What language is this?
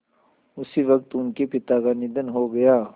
Hindi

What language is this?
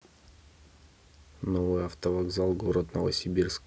Russian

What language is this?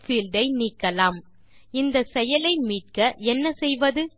Tamil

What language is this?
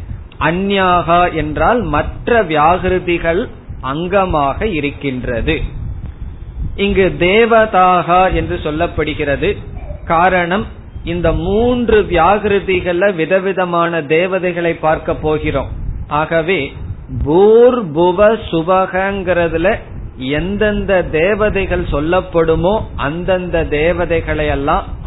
Tamil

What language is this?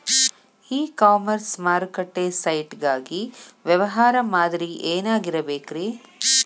Kannada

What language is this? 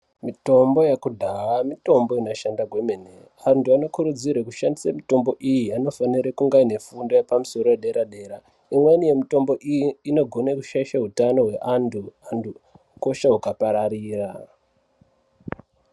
Ndau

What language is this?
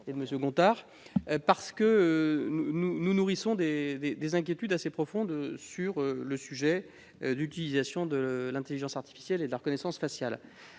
French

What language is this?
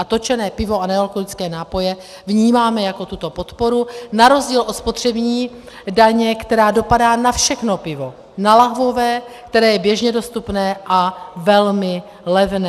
Czech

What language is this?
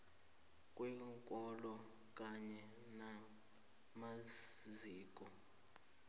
South Ndebele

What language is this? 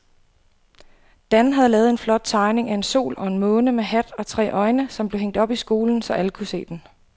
Danish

